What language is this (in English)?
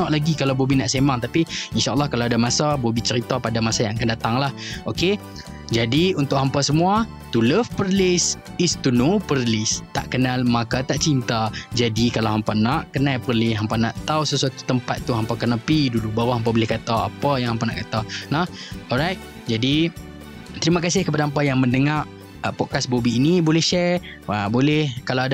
Malay